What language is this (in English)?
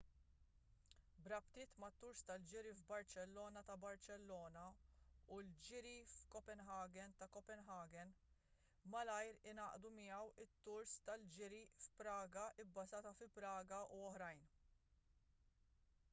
Maltese